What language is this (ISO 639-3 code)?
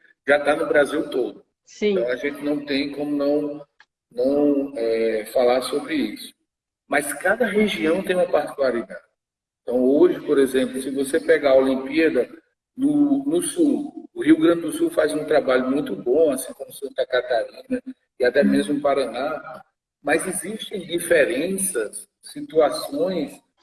por